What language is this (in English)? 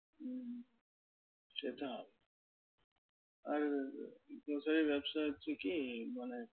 Bangla